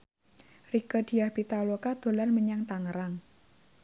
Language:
Javanese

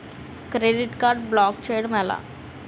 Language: Telugu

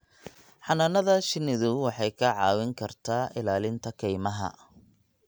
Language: Somali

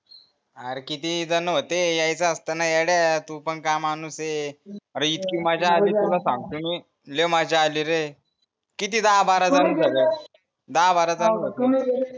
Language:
Marathi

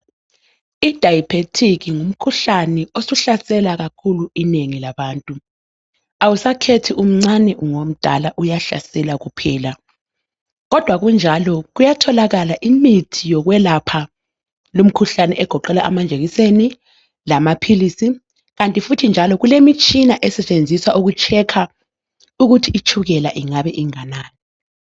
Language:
North Ndebele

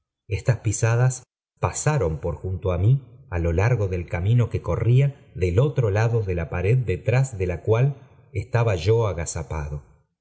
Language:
Spanish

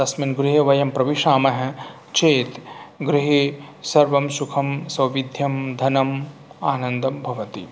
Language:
Sanskrit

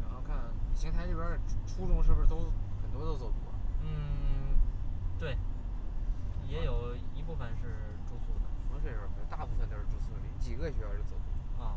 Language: Chinese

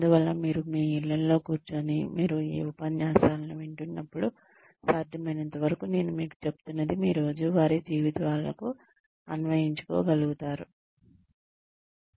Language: Telugu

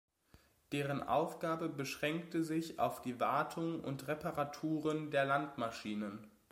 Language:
German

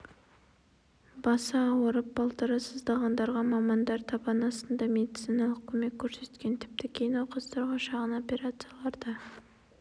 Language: Kazakh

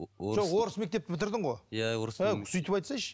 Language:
Kazakh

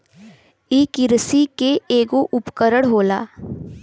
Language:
Bhojpuri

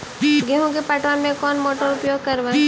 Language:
Magahi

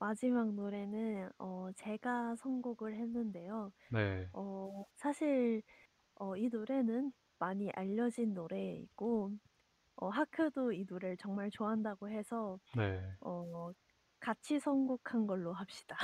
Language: Korean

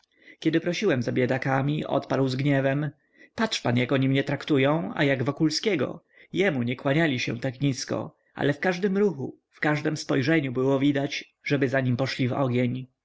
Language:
Polish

